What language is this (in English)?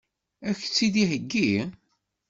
Kabyle